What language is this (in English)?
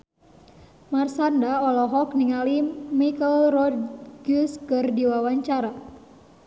Sundanese